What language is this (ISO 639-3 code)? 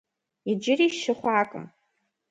kbd